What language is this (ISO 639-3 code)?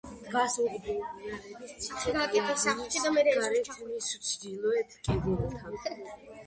kat